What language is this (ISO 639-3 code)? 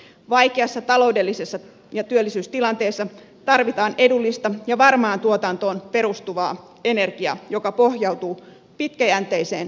fin